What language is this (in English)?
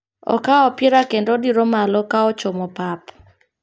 Luo (Kenya and Tanzania)